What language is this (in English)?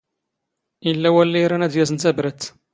Standard Moroccan Tamazight